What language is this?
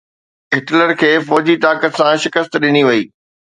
Sindhi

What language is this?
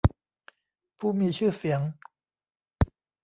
Thai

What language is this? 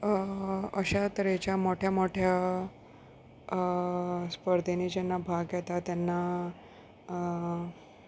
Konkani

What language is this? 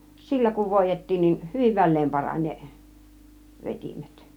Finnish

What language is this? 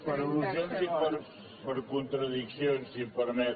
Catalan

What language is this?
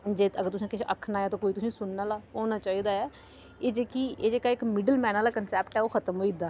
Dogri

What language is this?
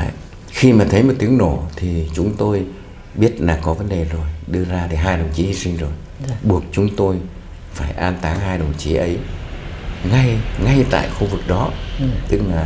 Vietnamese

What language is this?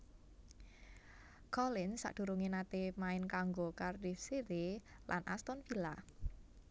Javanese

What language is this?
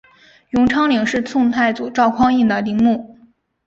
Chinese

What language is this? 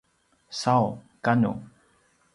Paiwan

